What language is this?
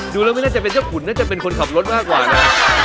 Thai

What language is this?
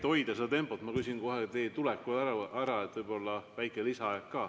Estonian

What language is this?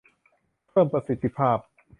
Thai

